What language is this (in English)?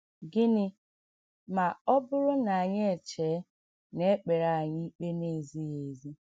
Igbo